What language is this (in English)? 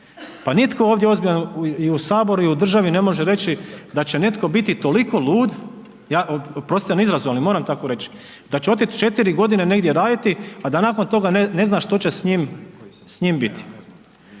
Croatian